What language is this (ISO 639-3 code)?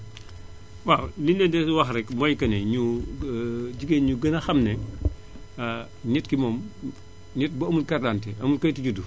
wol